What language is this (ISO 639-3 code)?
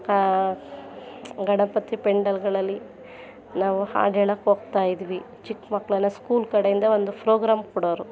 kan